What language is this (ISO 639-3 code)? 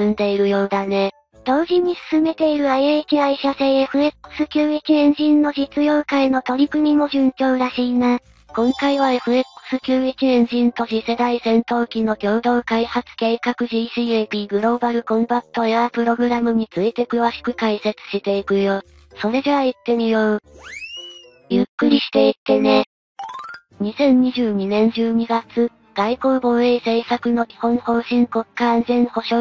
jpn